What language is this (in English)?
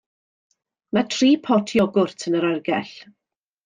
Welsh